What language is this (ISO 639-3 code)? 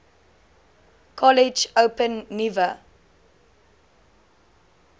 afr